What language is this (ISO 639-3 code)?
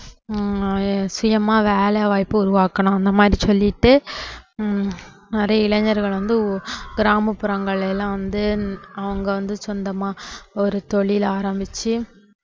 tam